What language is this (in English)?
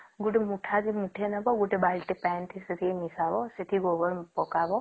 Odia